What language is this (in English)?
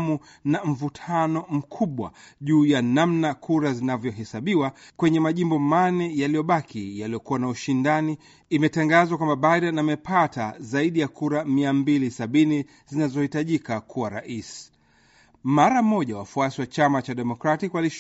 Swahili